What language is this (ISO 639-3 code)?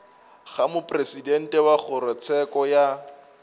nso